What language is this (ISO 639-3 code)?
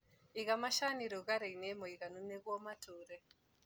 kik